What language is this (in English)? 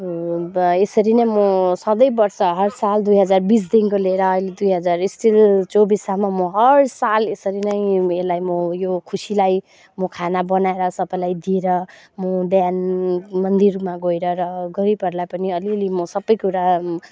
Nepali